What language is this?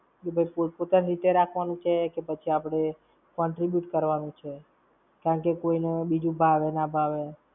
Gujarati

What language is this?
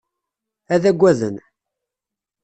Kabyle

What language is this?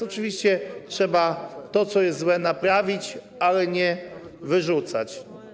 Polish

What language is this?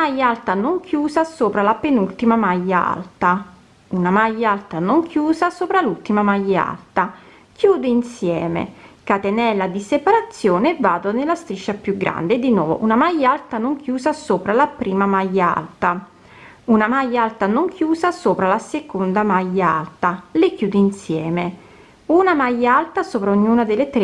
Italian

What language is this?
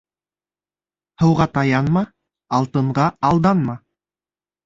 Bashkir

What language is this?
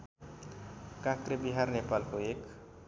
Nepali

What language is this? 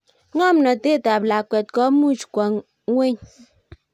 Kalenjin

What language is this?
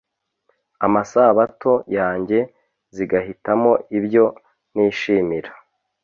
Kinyarwanda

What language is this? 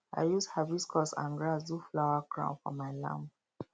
Nigerian Pidgin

